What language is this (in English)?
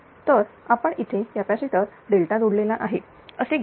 Marathi